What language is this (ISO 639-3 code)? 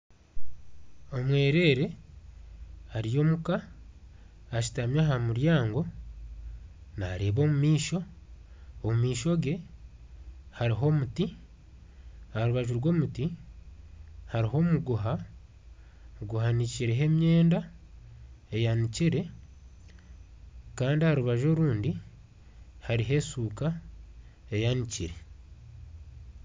nyn